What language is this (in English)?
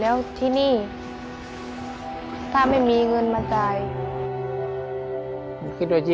Thai